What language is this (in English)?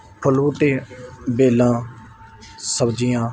Punjabi